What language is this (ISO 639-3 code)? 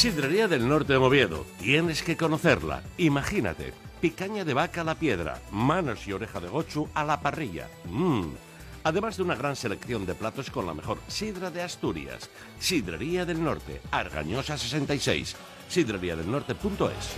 spa